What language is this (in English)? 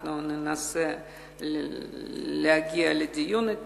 Hebrew